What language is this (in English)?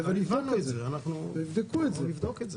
Hebrew